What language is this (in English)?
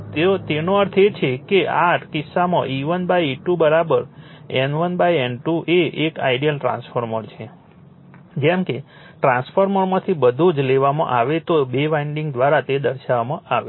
Gujarati